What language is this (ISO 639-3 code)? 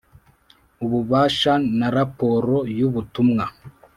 kin